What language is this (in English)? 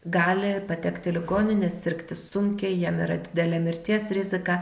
Lithuanian